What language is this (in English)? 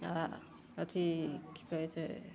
Maithili